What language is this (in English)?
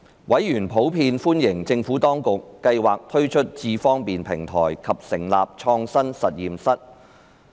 Cantonese